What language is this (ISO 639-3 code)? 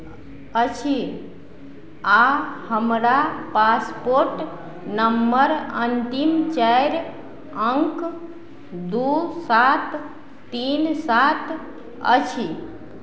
mai